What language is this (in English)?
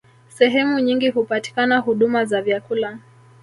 Swahili